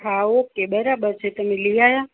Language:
Gujarati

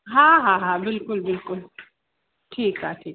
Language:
Sindhi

